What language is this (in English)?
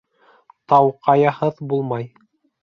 Bashkir